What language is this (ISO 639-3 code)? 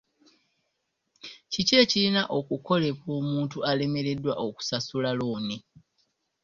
lug